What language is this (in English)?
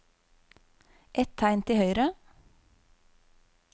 Norwegian